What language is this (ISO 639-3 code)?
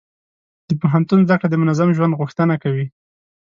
pus